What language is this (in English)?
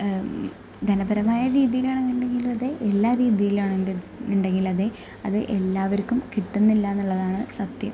Malayalam